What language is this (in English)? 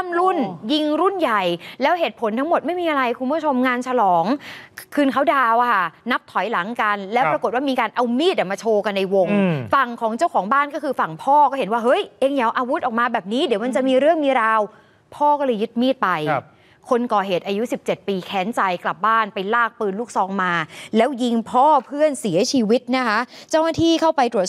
Thai